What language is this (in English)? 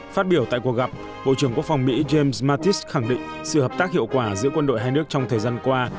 Vietnamese